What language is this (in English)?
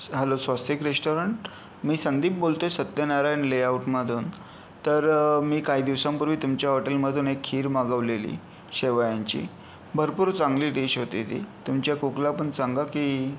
Marathi